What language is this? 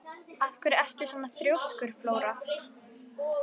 Icelandic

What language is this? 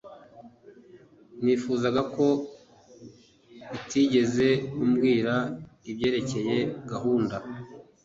Kinyarwanda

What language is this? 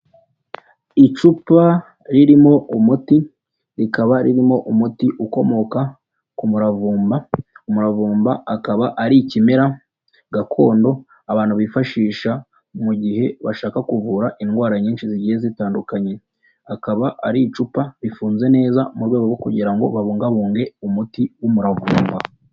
Kinyarwanda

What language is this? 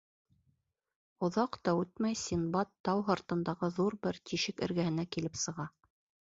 Bashkir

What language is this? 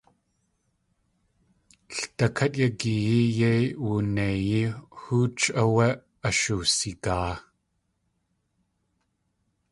Tlingit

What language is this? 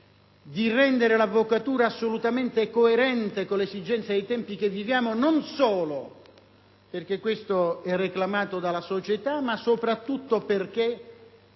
Italian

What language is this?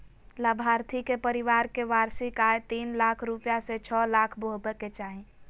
Magahi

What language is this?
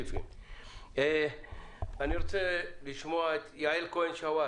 Hebrew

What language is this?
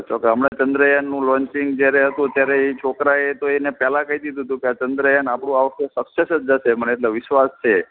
Gujarati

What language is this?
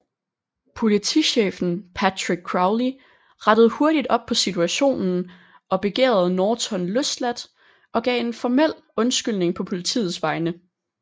Danish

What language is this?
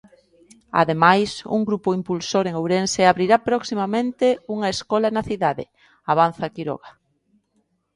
Galician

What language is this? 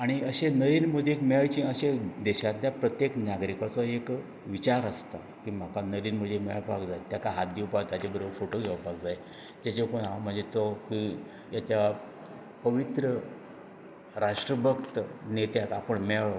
Konkani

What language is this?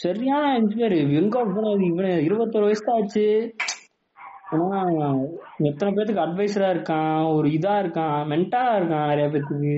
Tamil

